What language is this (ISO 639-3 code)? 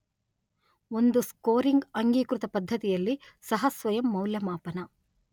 kan